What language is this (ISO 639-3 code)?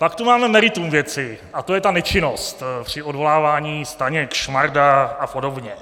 ces